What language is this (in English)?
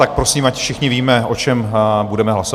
Czech